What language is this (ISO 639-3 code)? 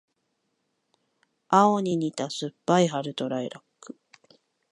jpn